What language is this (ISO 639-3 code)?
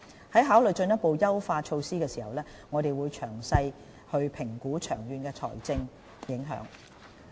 yue